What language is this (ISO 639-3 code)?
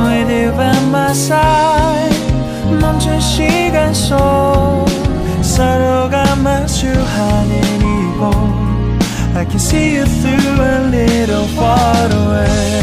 kor